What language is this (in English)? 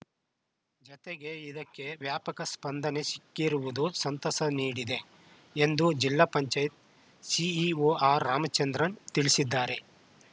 Kannada